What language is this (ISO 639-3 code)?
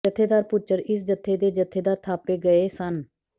pan